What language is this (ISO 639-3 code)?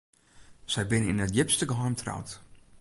fry